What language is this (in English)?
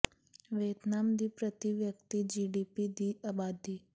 Punjabi